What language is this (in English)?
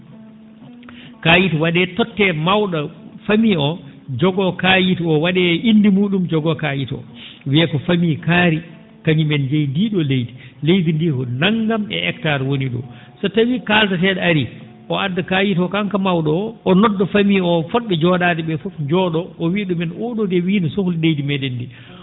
Fula